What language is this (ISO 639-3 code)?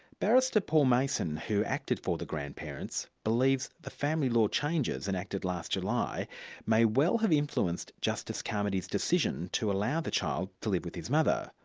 eng